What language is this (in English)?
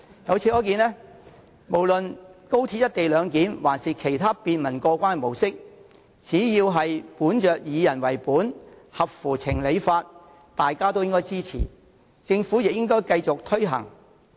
Cantonese